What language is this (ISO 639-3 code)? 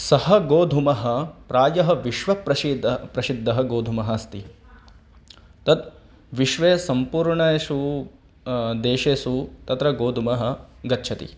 san